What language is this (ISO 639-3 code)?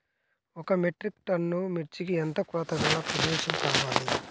tel